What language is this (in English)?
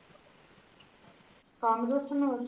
Punjabi